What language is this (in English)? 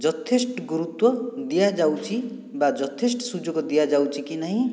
Odia